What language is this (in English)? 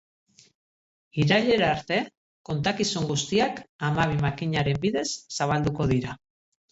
Basque